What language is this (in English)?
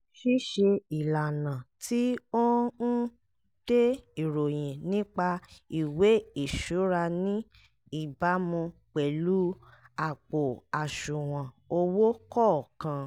Yoruba